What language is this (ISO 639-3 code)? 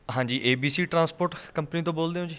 pan